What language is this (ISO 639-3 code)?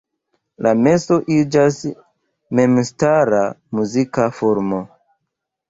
epo